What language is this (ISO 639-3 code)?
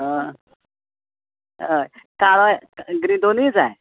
kok